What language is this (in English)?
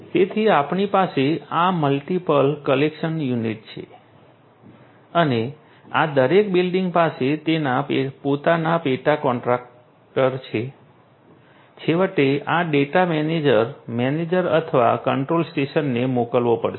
Gujarati